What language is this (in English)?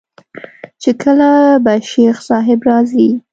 Pashto